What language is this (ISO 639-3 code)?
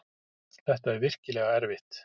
isl